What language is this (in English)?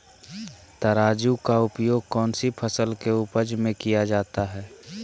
Magahi